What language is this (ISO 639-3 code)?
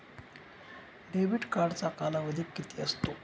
mar